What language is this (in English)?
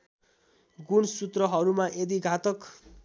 Nepali